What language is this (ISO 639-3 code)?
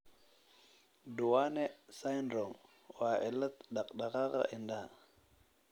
som